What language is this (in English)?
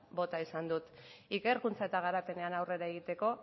Basque